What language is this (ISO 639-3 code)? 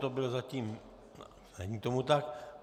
ces